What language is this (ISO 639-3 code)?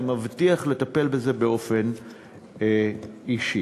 heb